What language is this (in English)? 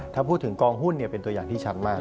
Thai